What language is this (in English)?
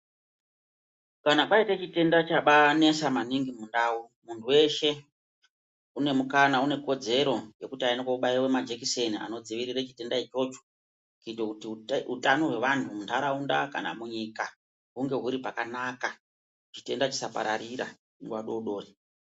Ndau